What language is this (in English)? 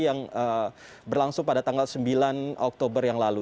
Indonesian